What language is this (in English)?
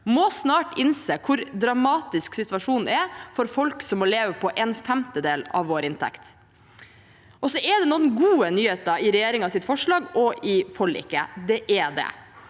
Norwegian